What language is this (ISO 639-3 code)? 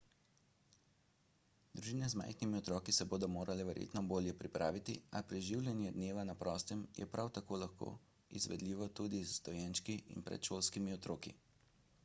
slv